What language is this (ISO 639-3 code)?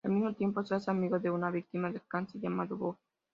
spa